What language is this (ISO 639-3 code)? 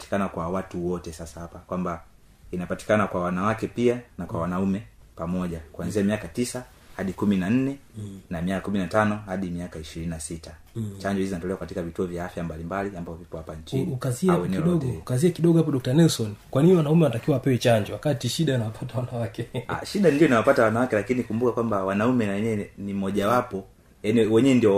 swa